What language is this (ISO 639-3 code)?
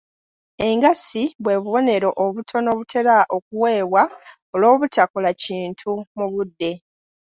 lug